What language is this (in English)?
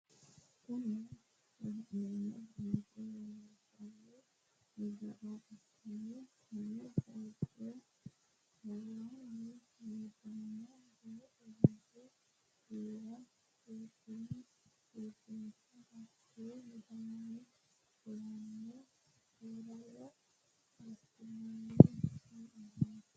Sidamo